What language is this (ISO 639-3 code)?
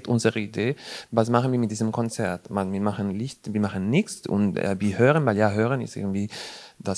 deu